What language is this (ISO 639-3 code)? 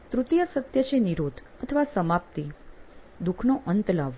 guj